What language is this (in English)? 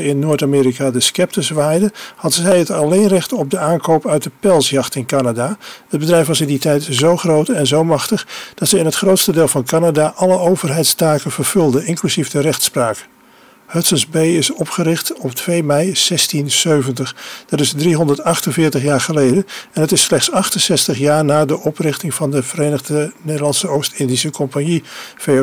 Dutch